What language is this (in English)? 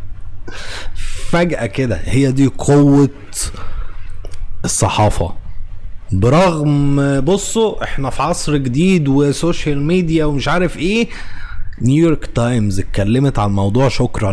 Arabic